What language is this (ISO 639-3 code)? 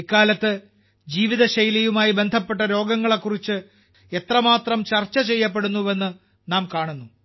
mal